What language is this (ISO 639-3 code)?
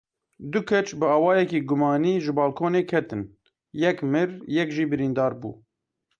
kur